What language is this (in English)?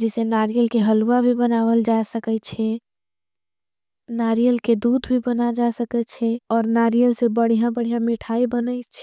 Angika